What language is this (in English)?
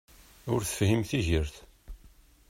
Kabyle